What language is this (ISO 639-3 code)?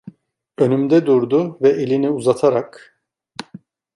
tur